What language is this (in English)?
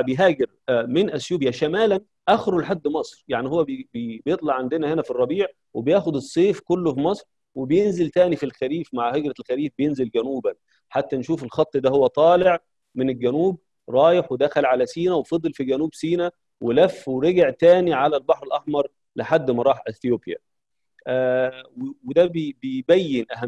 Arabic